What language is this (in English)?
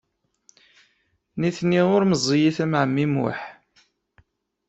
Kabyle